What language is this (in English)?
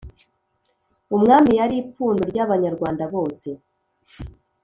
Kinyarwanda